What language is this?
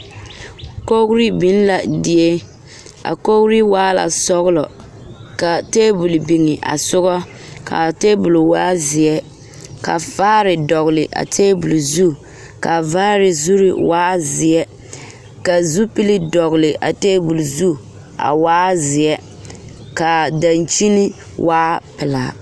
Southern Dagaare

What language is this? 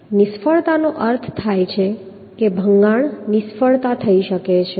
Gujarati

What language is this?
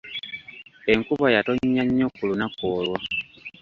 Ganda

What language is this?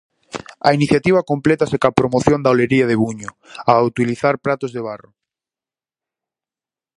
Galician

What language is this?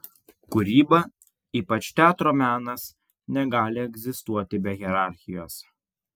Lithuanian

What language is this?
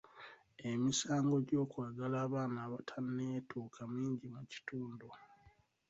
Ganda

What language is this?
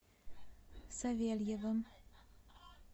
Russian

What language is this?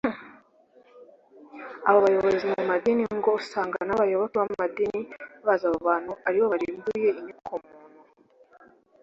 Kinyarwanda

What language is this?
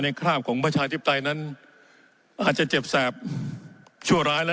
Thai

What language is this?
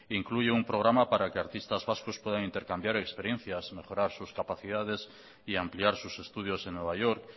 Spanish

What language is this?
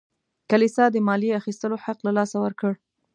Pashto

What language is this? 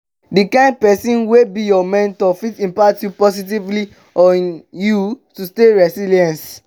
Nigerian Pidgin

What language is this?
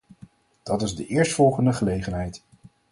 Dutch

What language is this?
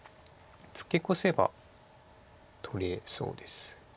Japanese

